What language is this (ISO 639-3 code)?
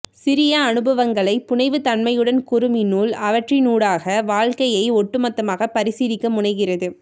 tam